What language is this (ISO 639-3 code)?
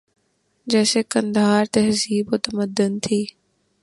urd